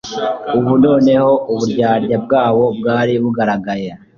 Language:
Kinyarwanda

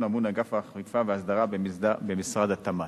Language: Hebrew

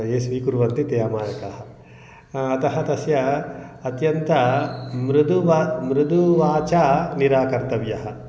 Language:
Sanskrit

